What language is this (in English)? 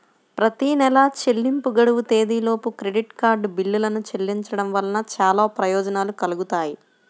Telugu